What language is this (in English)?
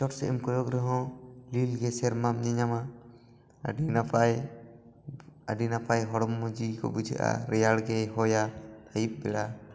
Santali